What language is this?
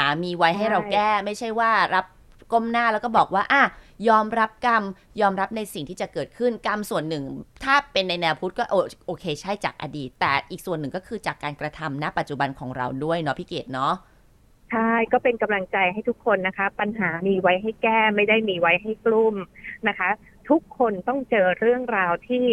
Thai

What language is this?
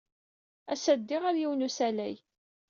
Kabyle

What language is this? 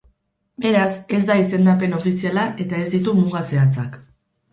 Basque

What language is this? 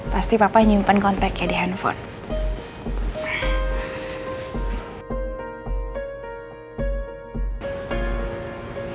Indonesian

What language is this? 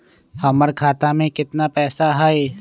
Magahi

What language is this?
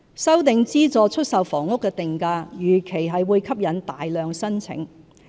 Cantonese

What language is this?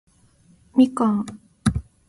Japanese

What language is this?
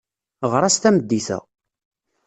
Kabyle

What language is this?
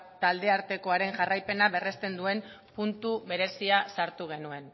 Basque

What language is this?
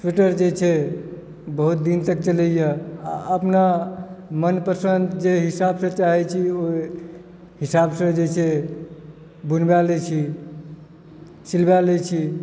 Maithili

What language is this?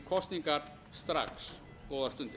Icelandic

